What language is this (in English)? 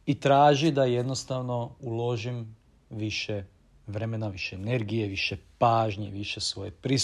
Croatian